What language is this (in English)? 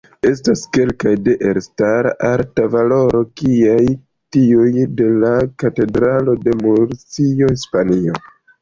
Esperanto